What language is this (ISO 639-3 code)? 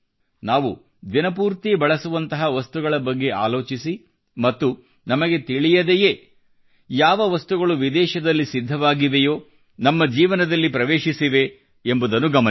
kan